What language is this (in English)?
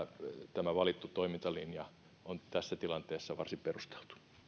Finnish